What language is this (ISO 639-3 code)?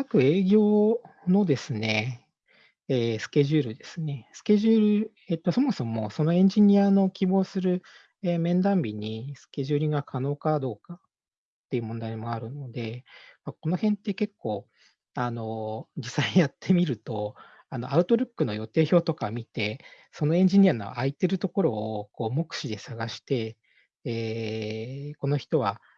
jpn